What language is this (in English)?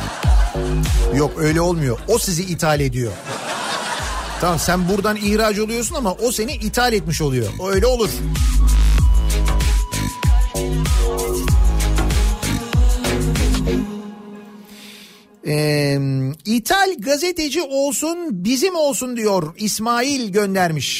Turkish